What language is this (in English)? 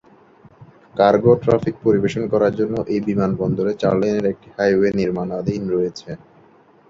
Bangla